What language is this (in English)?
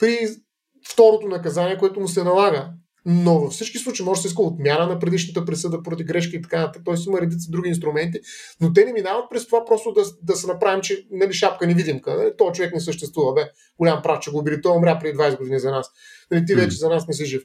Bulgarian